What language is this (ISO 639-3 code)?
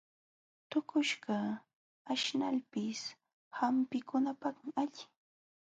qxw